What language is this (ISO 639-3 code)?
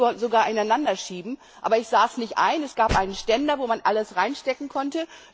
deu